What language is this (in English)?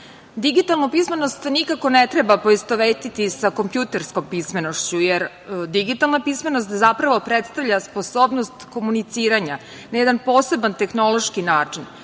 Serbian